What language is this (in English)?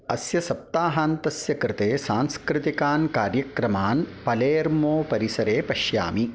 Sanskrit